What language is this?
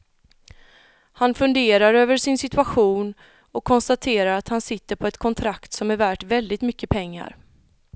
Swedish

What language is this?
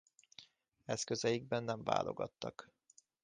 Hungarian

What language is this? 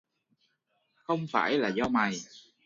Vietnamese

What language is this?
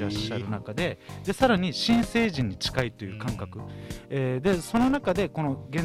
Japanese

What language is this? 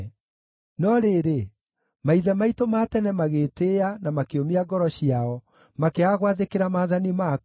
Kikuyu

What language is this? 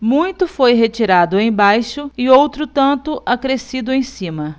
Portuguese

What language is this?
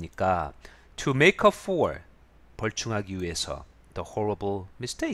Korean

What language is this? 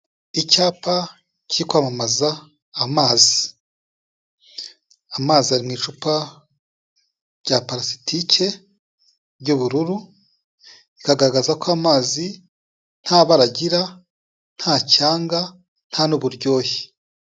Kinyarwanda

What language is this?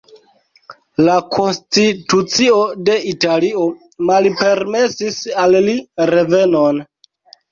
Esperanto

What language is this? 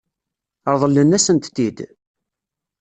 Kabyle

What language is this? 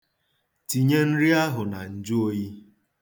Igbo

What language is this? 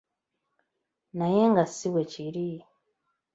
Ganda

